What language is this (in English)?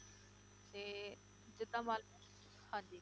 Punjabi